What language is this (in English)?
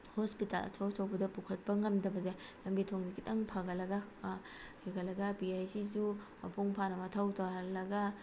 Manipuri